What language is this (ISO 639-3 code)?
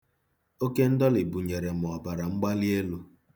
ibo